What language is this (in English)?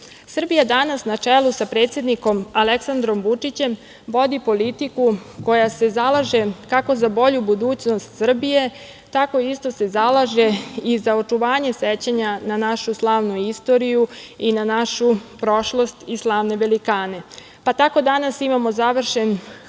Serbian